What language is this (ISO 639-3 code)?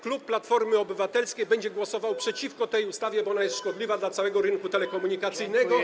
pol